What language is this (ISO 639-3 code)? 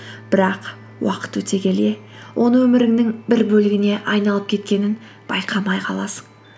kaz